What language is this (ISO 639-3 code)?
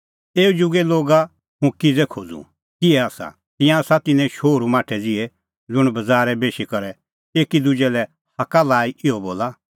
kfx